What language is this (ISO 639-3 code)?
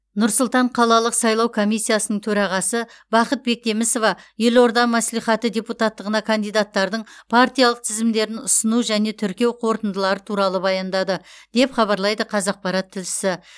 kaz